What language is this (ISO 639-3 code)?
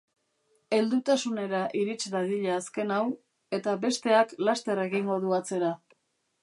eus